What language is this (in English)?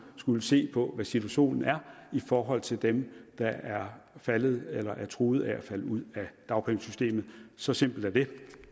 Danish